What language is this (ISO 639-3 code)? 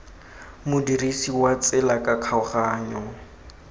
tsn